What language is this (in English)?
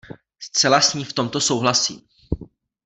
Czech